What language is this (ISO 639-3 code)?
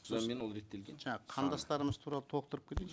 kaz